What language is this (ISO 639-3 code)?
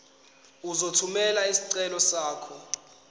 zul